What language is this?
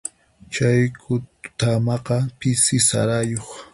Puno Quechua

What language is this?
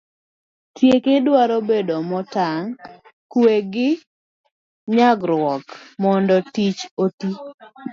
Luo (Kenya and Tanzania)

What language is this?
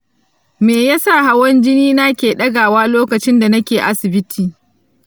Hausa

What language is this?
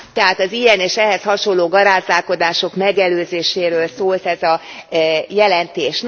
Hungarian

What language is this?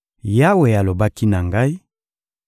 Lingala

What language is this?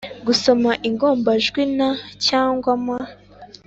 Kinyarwanda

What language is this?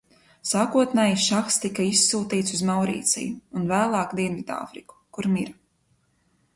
Latvian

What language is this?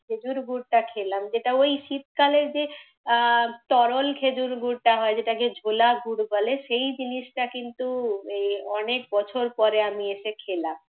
Bangla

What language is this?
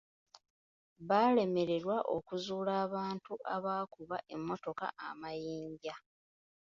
Ganda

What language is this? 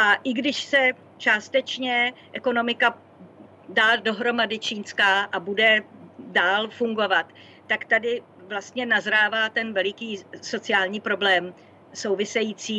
Czech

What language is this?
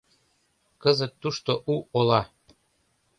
Mari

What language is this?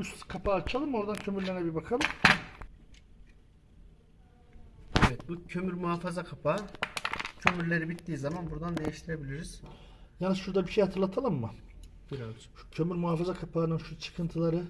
Turkish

